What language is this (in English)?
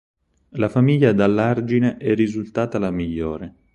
Italian